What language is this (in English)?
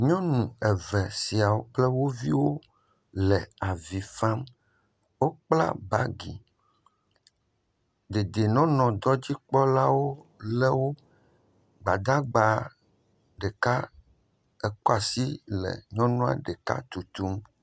Ewe